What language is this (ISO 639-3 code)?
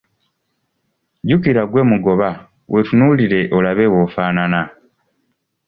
lug